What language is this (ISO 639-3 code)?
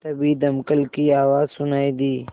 hin